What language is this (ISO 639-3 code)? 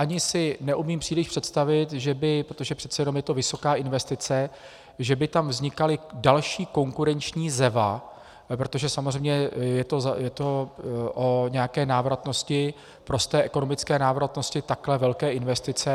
ces